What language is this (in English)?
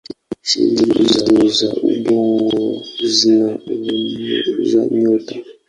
Swahili